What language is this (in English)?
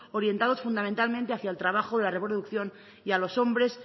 Spanish